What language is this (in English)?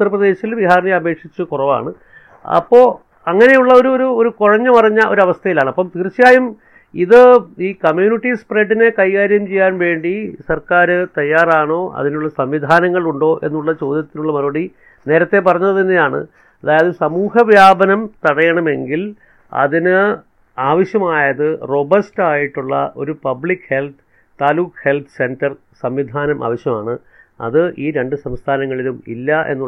Malayalam